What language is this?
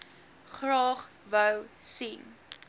Afrikaans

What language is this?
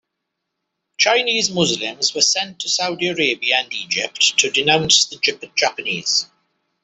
English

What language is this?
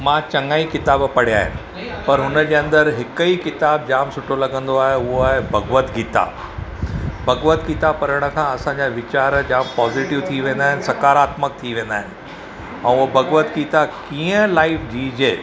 Sindhi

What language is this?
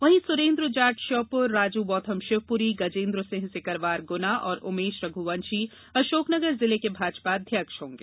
Hindi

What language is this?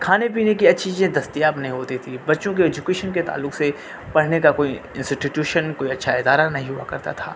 Urdu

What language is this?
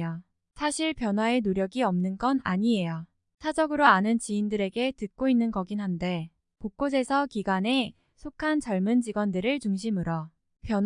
Korean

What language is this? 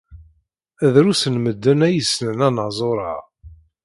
Kabyle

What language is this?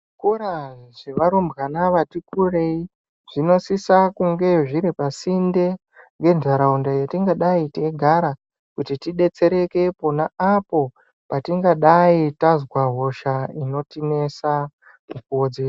Ndau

